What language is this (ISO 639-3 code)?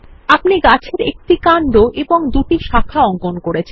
ben